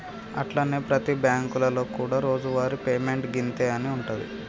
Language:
Telugu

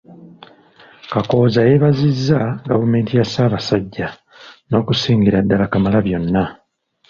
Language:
Ganda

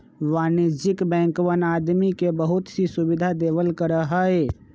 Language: Magahi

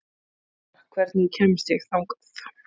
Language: Icelandic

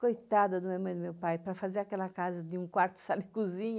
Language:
Portuguese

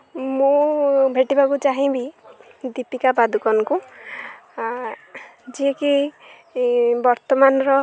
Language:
Odia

